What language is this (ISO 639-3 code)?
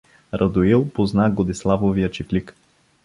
bul